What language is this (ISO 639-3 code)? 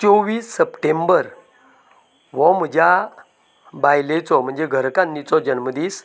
kok